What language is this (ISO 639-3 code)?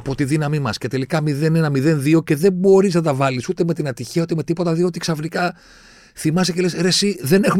ell